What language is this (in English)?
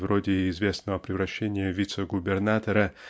Russian